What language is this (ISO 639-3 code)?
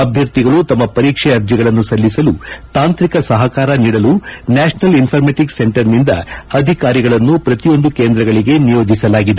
kan